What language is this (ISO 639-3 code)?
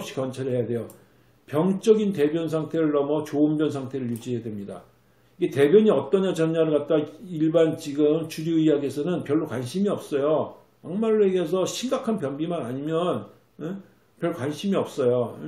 kor